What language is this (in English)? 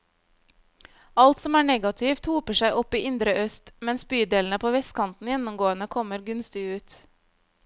Norwegian